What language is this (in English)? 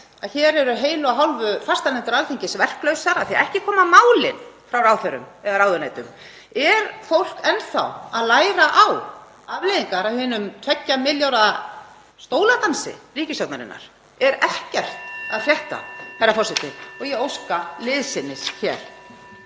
Icelandic